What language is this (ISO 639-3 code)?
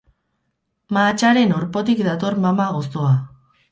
eus